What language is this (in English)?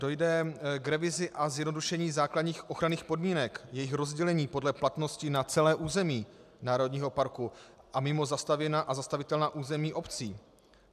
Czech